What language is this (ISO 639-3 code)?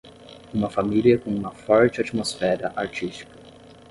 por